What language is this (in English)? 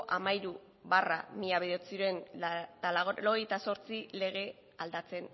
Basque